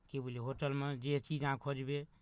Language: Maithili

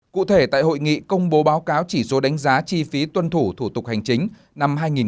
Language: Vietnamese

